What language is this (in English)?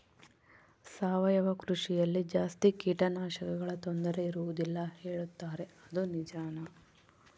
Kannada